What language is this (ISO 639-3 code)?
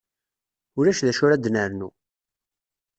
kab